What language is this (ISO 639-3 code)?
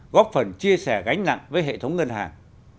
vie